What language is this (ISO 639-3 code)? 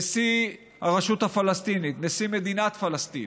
heb